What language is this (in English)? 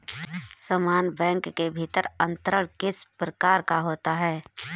Hindi